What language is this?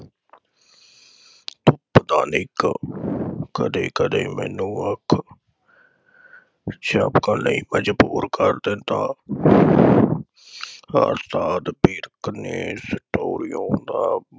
Punjabi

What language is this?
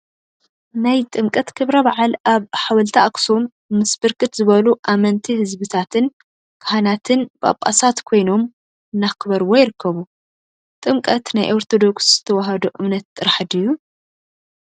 Tigrinya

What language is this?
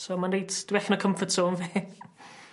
Welsh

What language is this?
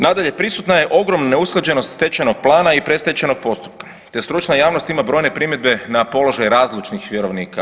Croatian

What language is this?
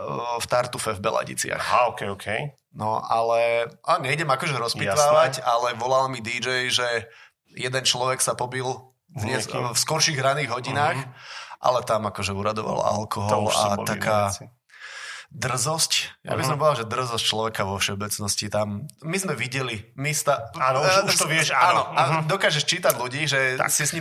Slovak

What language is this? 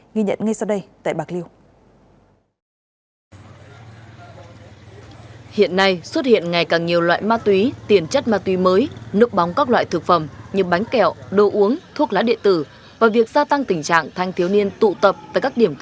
Vietnamese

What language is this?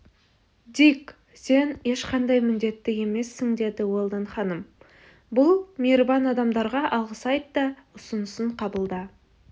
Kazakh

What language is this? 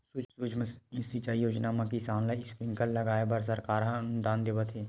Chhattisgarhi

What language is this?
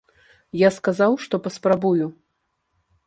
Belarusian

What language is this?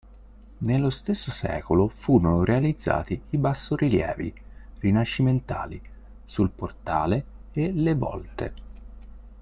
Italian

